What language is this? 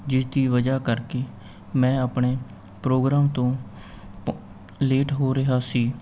Punjabi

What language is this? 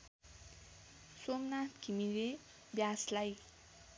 Nepali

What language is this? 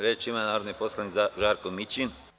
Serbian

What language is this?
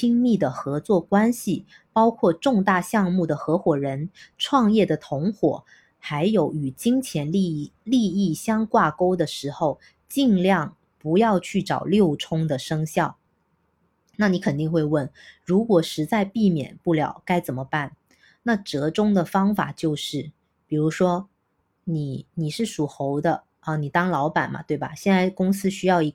Chinese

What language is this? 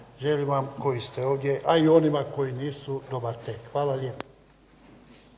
Croatian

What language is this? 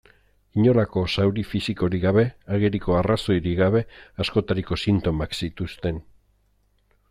Basque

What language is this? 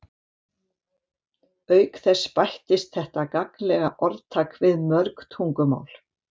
Icelandic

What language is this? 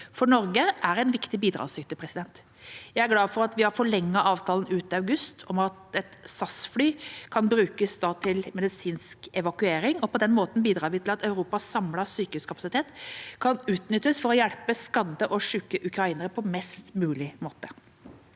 Norwegian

